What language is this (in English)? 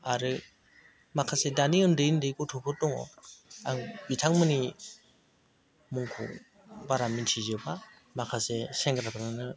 Bodo